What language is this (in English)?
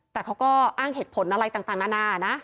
Thai